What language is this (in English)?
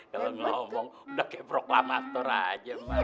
Indonesian